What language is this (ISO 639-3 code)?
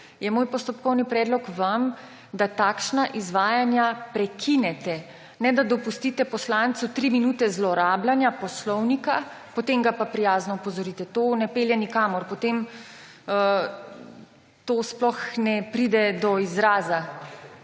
slv